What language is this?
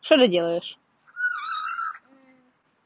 Russian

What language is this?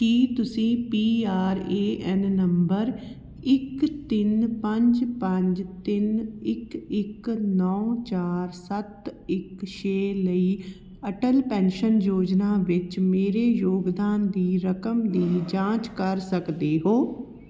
Punjabi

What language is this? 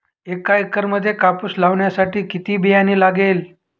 Marathi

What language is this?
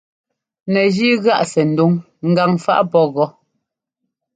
Ngomba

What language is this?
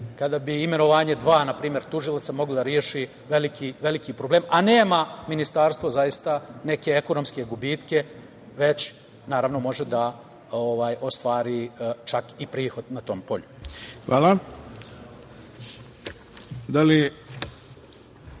Serbian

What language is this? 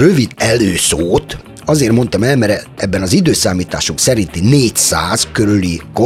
Hungarian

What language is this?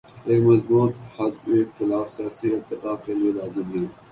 Urdu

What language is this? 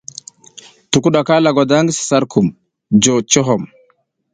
South Giziga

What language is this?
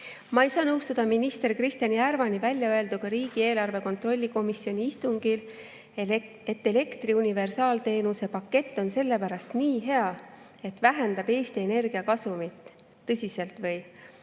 Estonian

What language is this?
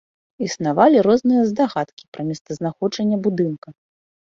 Belarusian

